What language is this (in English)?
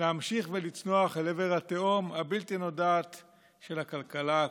Hebrew